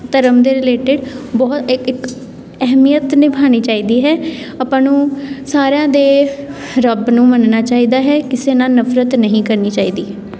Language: Punjabi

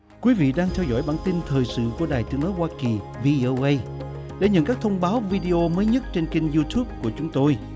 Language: Vietnamese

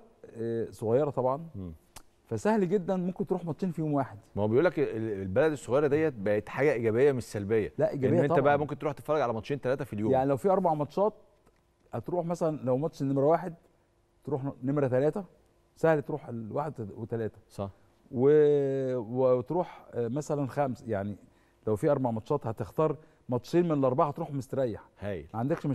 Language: Arabic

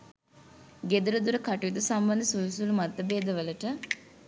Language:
Sinhala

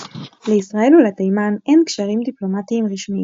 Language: Hebrew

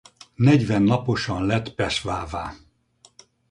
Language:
Hungarian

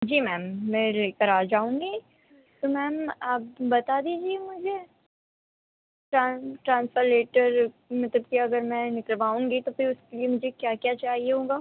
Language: Urdu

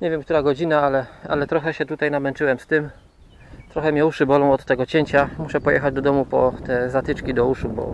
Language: Polish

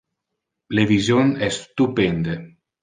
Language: Interlingua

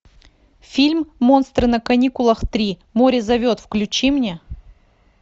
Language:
Russian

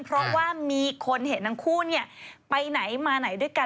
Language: Thai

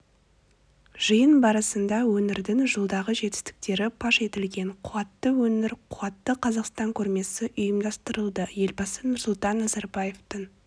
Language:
Kazakh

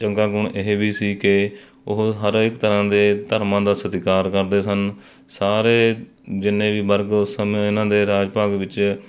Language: Punjabi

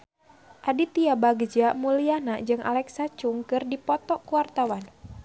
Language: Sundanese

